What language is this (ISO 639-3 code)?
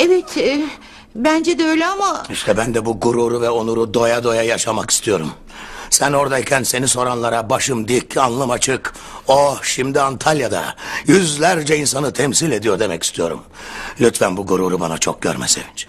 tur